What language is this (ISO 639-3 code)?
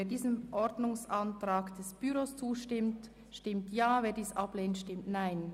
gsw